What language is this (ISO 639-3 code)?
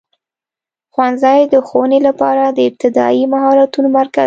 pus